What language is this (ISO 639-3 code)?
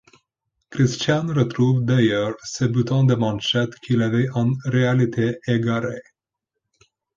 fra